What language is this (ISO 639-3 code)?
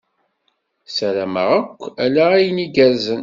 kab